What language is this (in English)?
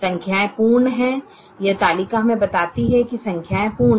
Hindi